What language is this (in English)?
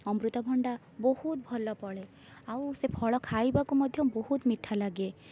Odia